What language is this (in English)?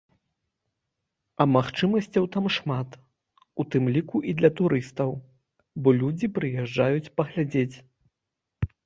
Belarusian